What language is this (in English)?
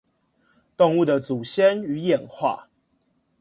Chinese